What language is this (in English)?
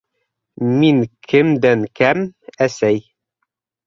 Bashkir